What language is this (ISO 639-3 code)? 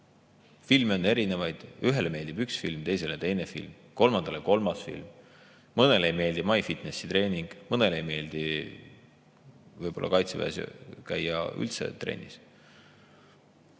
est